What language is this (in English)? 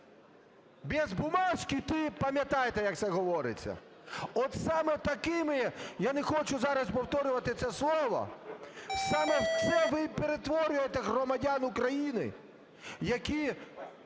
Ukrainian